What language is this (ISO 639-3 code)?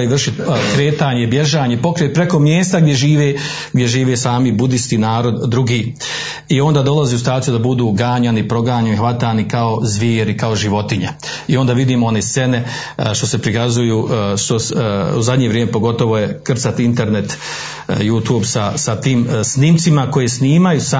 hrv